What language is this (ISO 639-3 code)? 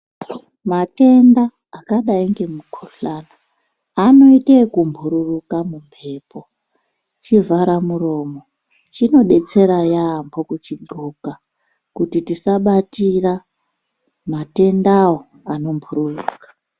ndc